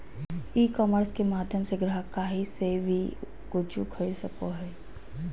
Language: Magahi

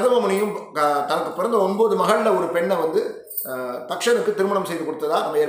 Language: Tamil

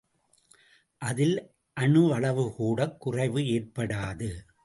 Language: Tamil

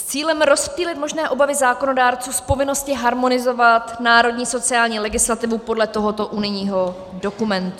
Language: Czech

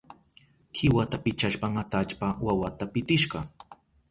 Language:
Southern Pastaza Quechua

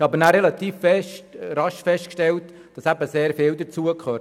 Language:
Swiss German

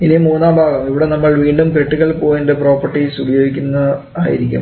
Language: Malayalam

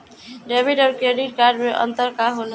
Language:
Bhojpuri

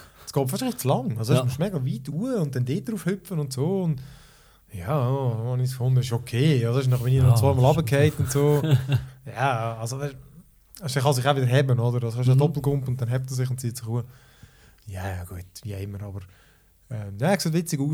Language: German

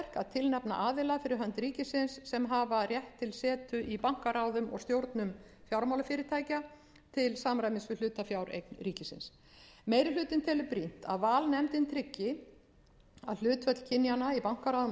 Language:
Icelandic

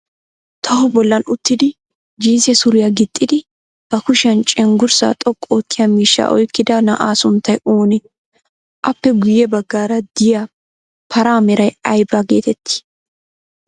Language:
Wolaytta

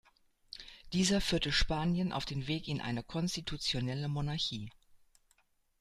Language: German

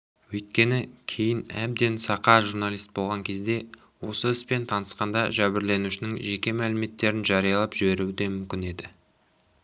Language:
Kazakh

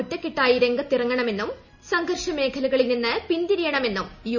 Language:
Malayalam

